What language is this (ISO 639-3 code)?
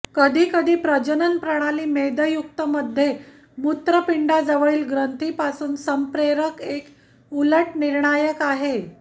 mar